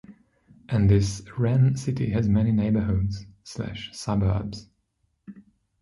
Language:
English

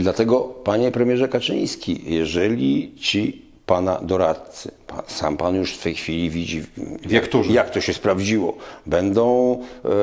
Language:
Polish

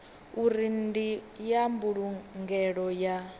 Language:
Venda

